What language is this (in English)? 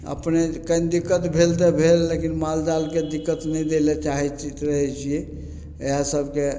Maithili